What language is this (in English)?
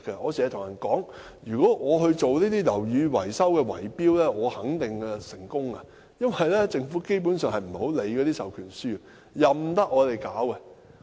Cantonese